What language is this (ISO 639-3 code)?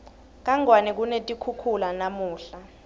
ssw